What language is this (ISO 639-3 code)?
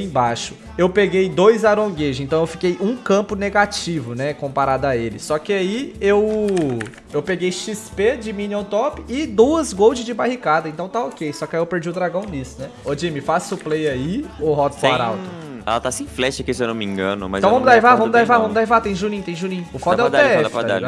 por